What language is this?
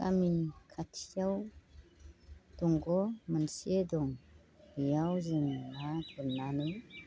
Bodo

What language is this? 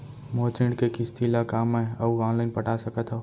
Chhattisgarhi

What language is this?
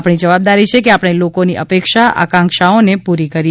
Gujarati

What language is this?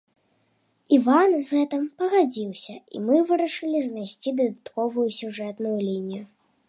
Belarusian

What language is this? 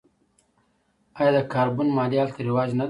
Pashto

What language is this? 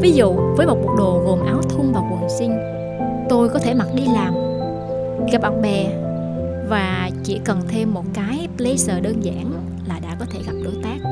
Vietnamese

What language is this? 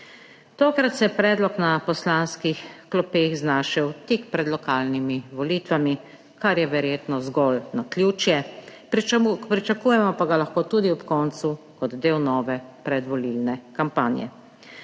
Slovenian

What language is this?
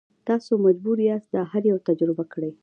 Pashto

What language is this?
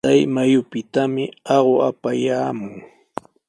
Sihuas Ancash Quechua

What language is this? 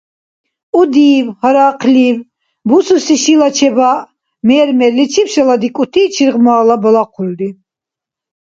Dargwa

